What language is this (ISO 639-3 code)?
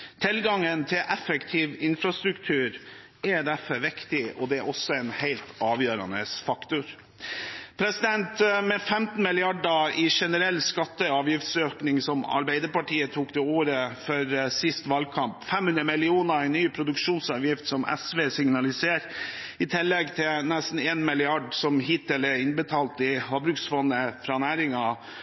nob